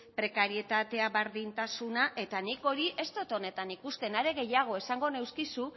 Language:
Basque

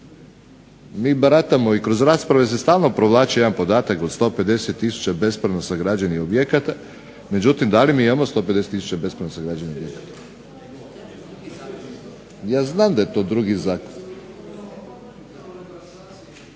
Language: Croatian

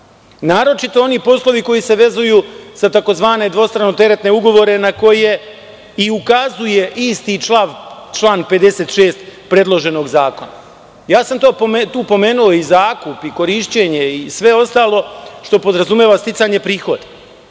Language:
Serbian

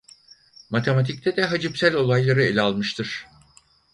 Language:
Turkish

